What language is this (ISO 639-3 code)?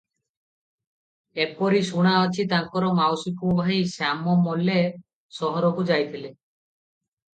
ori